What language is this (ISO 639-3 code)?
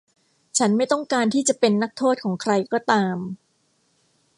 tha